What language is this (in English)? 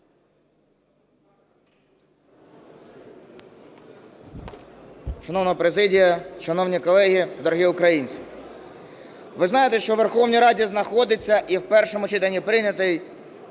Ukrainian